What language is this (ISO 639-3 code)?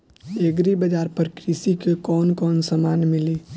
bho